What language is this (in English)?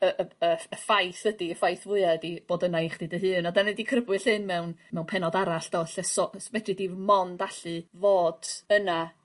Welsh